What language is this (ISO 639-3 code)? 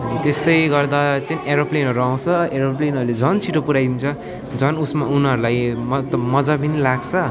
nep